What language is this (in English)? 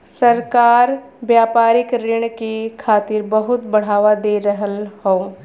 Bhojpuri